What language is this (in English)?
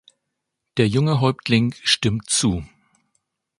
German